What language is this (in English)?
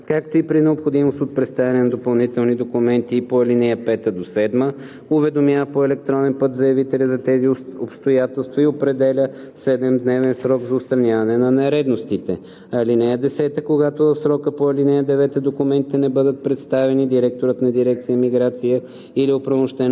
Bulgarian